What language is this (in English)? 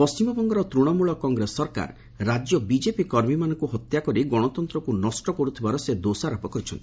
Odia